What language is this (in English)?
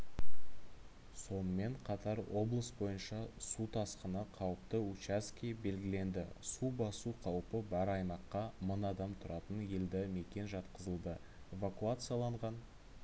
Kazakh